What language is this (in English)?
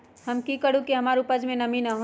Magahi